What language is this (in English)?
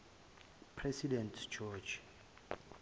Zulu